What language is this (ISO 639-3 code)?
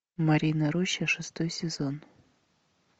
rus